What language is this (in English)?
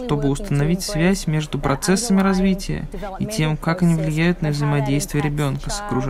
Russian